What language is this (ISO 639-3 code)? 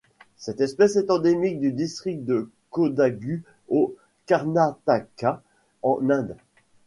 fra